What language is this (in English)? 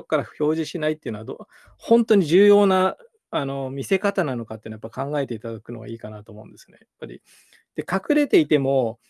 Japanese